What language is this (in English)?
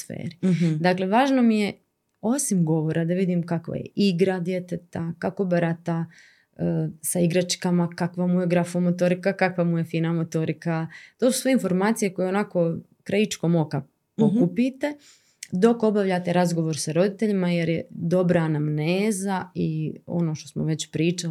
Croatian